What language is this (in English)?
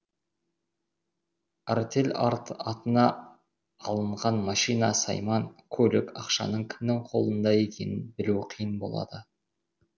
Kazakh